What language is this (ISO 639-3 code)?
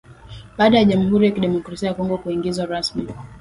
swa